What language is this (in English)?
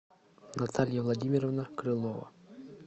Russian